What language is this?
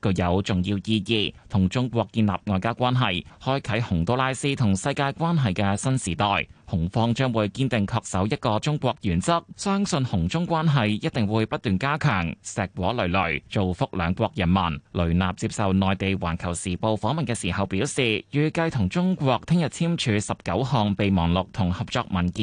Chinese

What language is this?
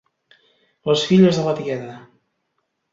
Catalan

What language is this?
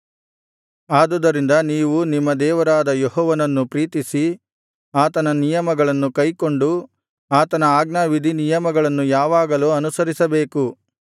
Kannada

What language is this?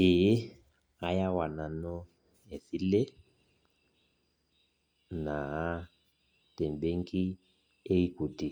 Masai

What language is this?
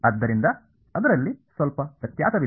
Kannada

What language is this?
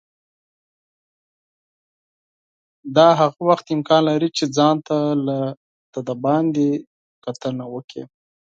Pashto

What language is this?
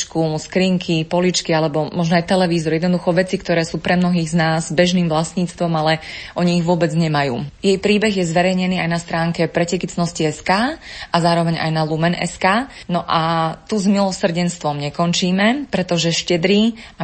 Slovak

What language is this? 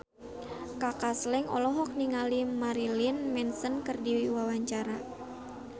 Sundanese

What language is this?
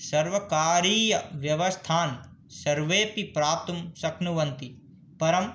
Sanskrit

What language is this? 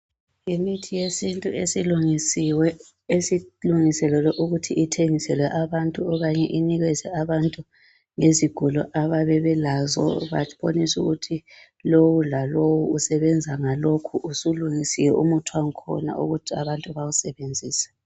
North Ndebele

